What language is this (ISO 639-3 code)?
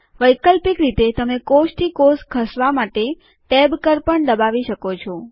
guj